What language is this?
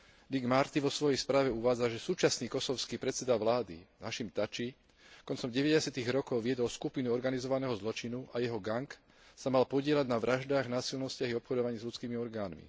Slovak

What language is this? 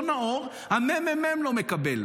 Hebrew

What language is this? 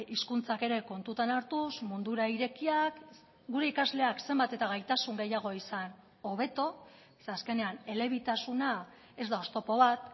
Basque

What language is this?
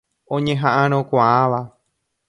Guarani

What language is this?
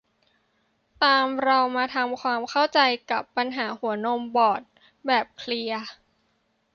Thai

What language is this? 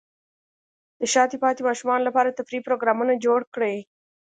Pashto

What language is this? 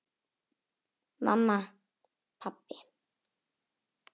Icelandic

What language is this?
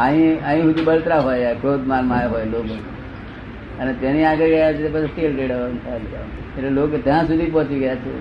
Gujarati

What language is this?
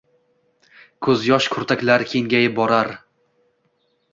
Uzbek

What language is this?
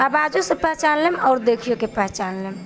Maithili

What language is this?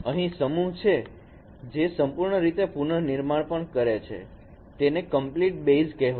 Gujarati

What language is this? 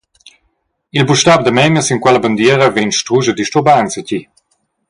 Romansh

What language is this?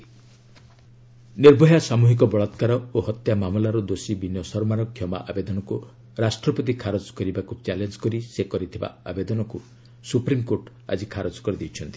Odia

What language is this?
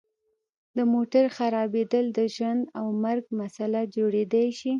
Pashto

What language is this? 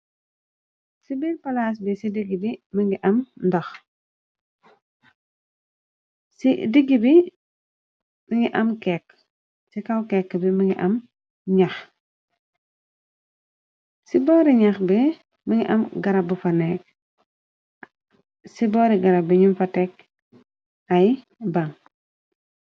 Wolof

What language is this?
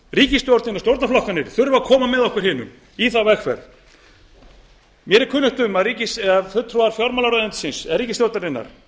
Icelandic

